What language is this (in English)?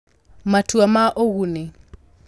Kikuyu